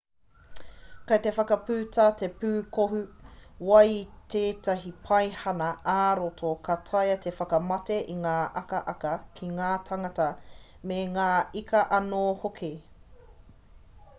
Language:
Māori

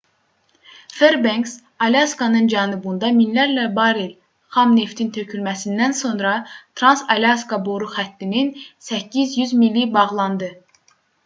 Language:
Azerbaijani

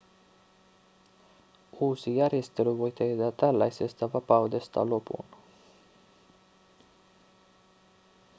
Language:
Finnish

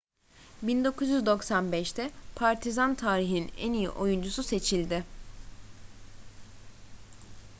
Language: Turkish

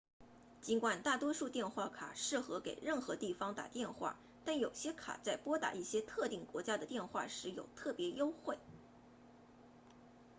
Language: Chinese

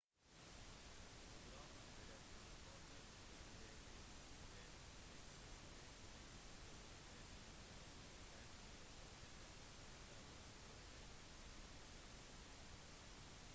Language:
Norwegian Bokmål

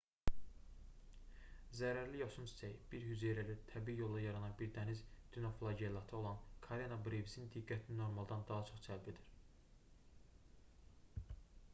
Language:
Azerbaijani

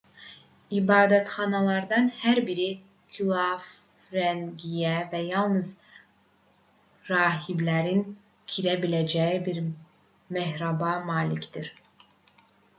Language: Azerbaijani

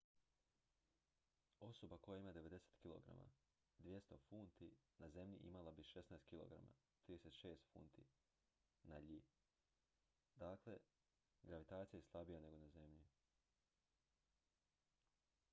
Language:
Croatian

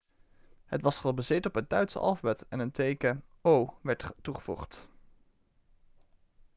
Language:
Dutch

